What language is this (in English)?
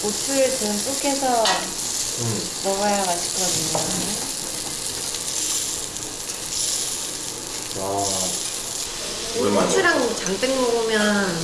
Korean